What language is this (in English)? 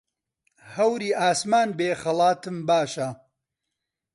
Central Kurdish